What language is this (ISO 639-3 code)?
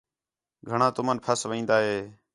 xhe